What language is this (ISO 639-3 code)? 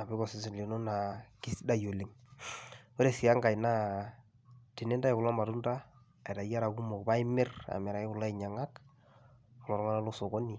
mas